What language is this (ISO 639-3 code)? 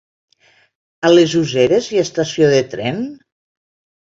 cat